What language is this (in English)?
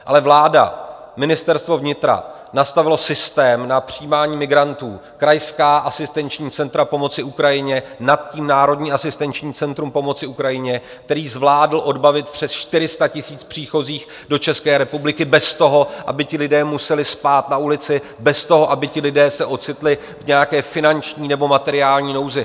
Czech